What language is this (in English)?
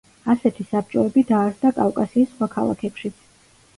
Georgian